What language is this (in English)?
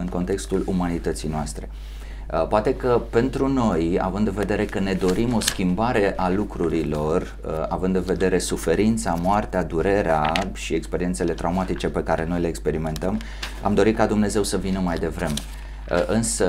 Romanian